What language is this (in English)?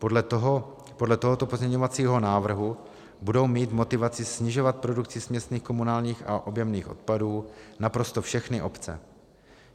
Czech